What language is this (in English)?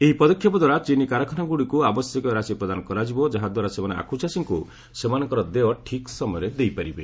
Odia